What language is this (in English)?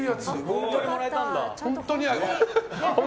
Japanese